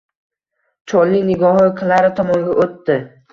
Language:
Uzbek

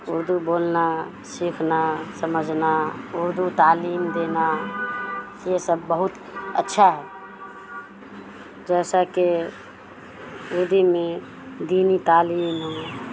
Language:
Urdu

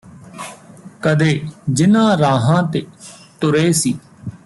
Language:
Punjabi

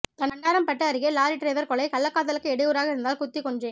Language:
Tamil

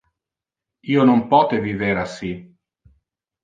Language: Interlingua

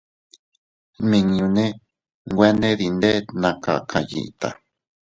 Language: Teutila Cuicatec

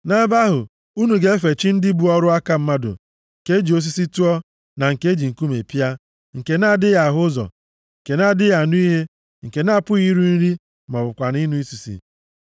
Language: Igbo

